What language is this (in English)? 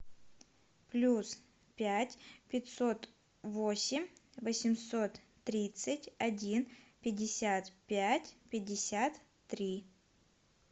Russian